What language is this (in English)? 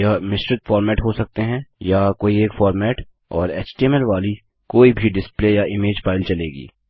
Hindi